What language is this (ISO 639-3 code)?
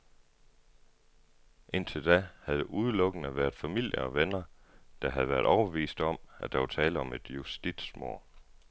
dan